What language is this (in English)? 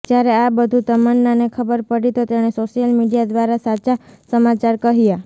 Gujarati